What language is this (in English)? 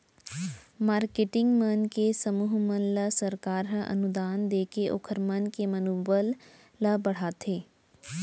Chhattisgarhi